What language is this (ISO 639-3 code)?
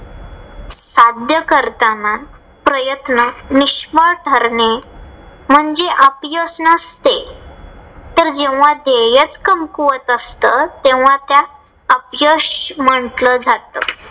mar